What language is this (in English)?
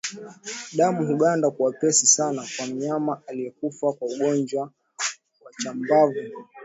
Swahili